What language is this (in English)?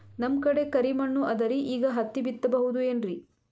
Kannada